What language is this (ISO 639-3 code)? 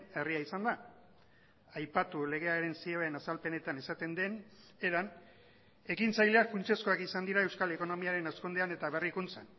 eus